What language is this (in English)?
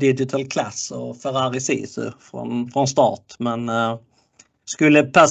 Swedish